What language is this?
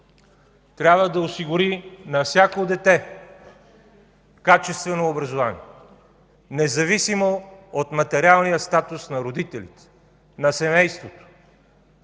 Bulgarian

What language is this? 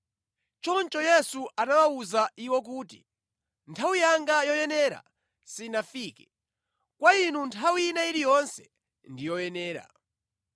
Nyanja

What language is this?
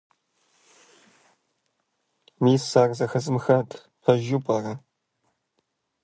Kabardian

